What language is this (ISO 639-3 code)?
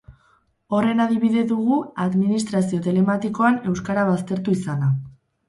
eus